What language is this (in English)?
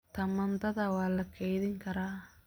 Somali